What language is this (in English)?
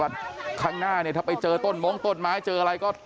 Thai